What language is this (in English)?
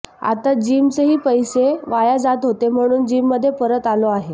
Marathi